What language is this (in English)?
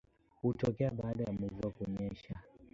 Swahili